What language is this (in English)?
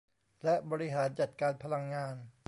Thai